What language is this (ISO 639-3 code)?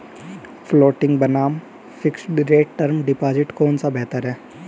hin